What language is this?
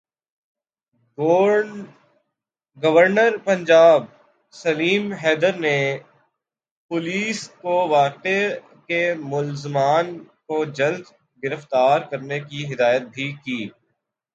Urdu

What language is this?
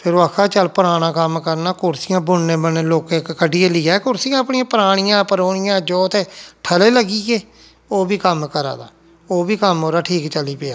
Dogri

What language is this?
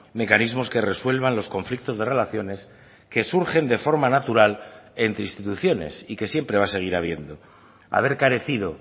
Spanish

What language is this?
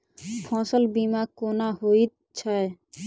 Maithili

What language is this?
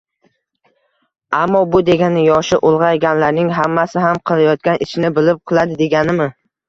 Uzbek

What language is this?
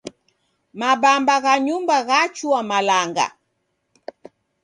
Taita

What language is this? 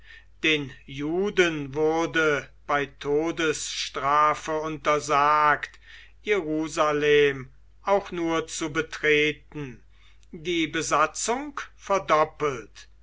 German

